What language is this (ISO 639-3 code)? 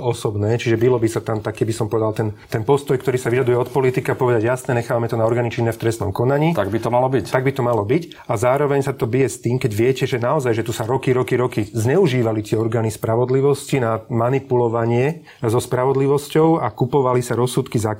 slk